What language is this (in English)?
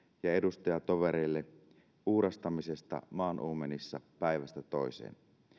Finnish